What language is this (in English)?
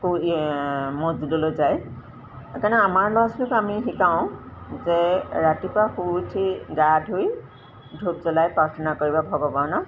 Assamese